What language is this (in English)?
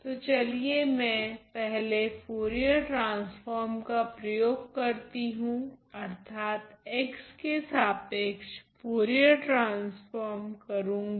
Hindi